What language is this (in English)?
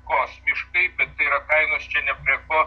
Lithuanian